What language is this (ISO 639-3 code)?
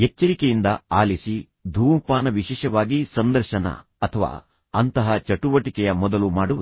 kan